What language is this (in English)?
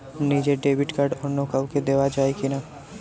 Bangla